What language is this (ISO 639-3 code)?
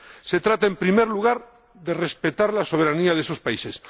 spa